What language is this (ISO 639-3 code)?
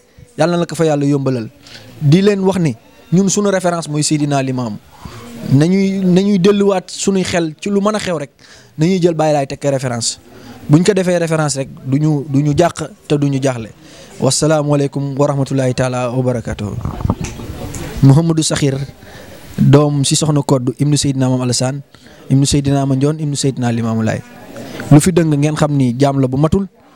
ind